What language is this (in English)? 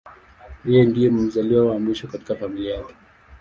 Swahili